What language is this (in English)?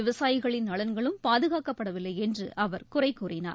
Tamil